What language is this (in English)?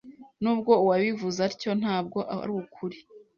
Kinyarwanda